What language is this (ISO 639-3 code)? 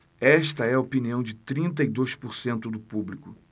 por